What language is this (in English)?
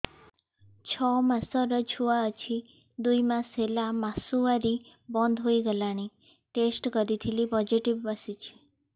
Odia